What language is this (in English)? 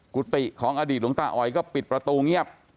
Thai